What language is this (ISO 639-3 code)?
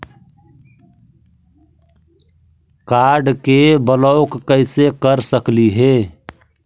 mag